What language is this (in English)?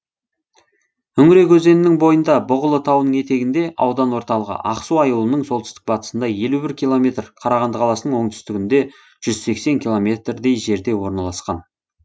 Kazakh